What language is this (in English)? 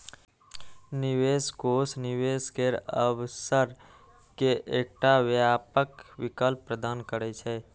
Maithili